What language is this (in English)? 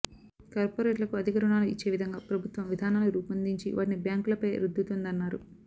Telugu